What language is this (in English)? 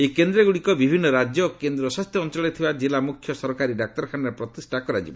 Odia